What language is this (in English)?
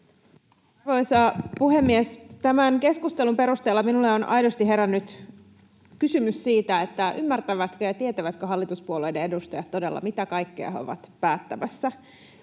Finnish